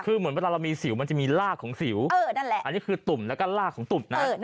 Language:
Thai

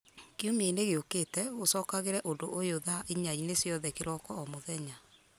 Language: Kikuyu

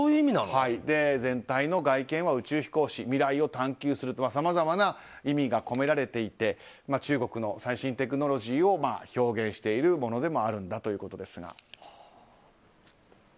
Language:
Japanese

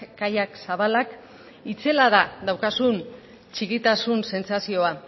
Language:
Basque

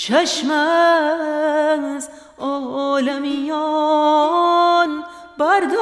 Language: Persian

